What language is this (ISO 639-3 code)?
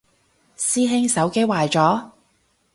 yue